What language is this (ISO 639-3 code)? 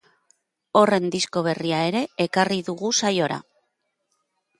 eus